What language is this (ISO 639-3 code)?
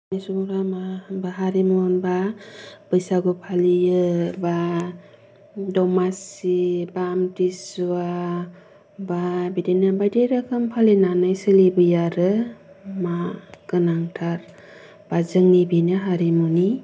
brx